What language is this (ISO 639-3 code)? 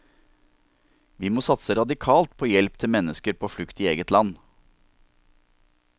nor